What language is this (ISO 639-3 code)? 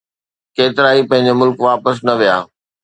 snd